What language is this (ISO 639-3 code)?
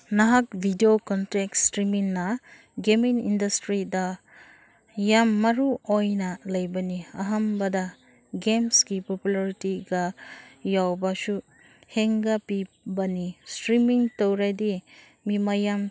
mni